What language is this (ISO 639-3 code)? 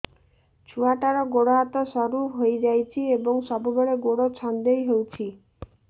ori